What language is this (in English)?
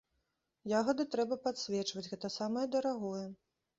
Belarusian